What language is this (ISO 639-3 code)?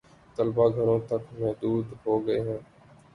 urd